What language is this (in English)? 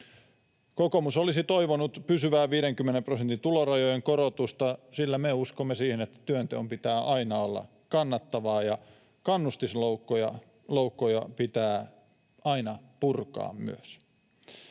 Finnish